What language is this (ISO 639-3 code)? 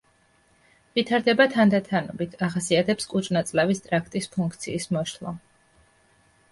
kat